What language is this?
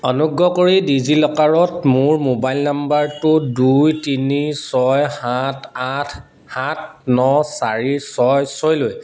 Assamese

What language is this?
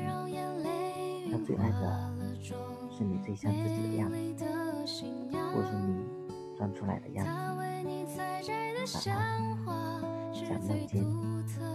Chinese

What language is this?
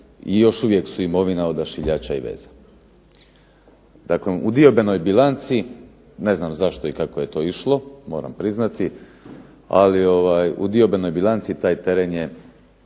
Croatian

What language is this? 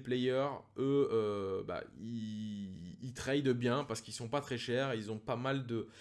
French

